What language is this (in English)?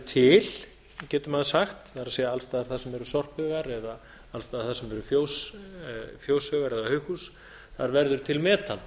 Icelandic